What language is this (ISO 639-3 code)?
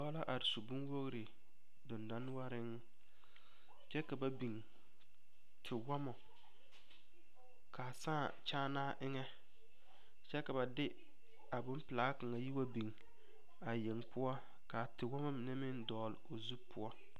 dga